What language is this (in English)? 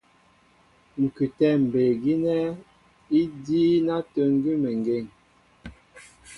Mbo (Cameroon)